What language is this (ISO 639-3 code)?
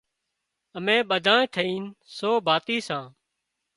kxp